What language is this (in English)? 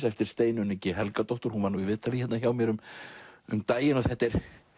Icelandic